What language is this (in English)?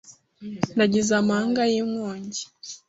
Kinyarwanda